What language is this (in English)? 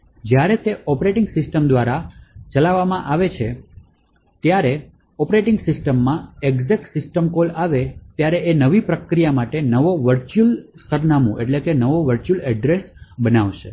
Gujarati